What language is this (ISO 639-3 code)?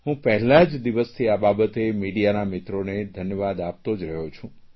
guj